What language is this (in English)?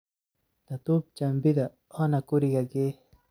Somali